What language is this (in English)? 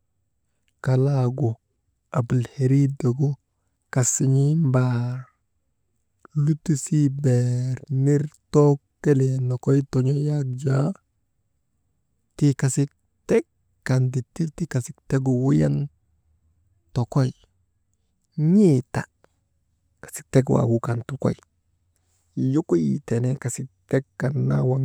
Maba